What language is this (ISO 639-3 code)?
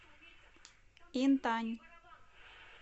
rus